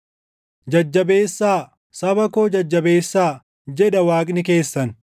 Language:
Oromo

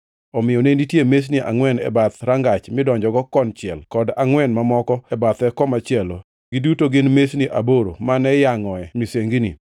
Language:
Luo (Kenya and Tanzania)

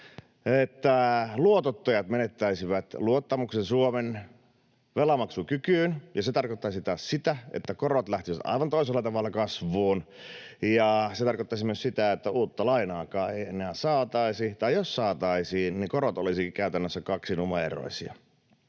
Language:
Finnish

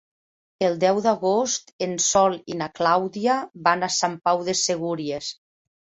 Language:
Catalan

